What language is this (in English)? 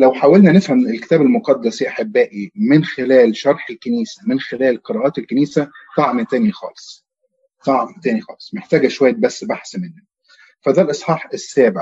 Arabic